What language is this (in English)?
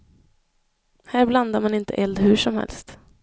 Swedish